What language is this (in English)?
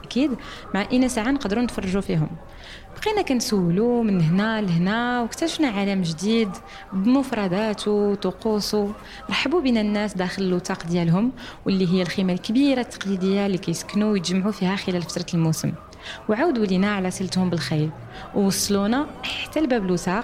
Arabic